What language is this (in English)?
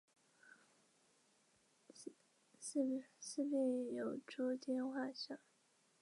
Chinese